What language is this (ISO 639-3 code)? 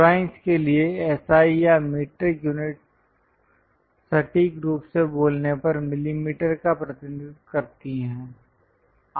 hin